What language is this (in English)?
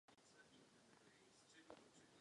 Czech